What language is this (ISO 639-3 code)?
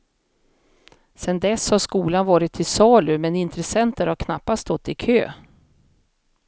swe